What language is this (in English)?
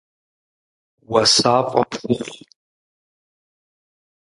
Kabardian